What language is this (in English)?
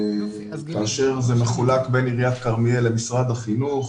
Hebrew